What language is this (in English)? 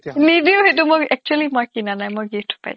Assamese